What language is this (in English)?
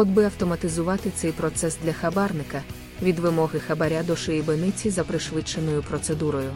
Ukrainian